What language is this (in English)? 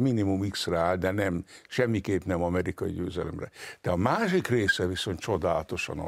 Hungarian